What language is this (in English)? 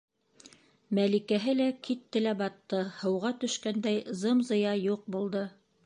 Bashkir